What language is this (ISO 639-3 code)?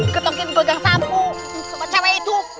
ind